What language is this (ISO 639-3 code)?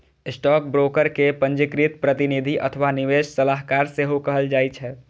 mai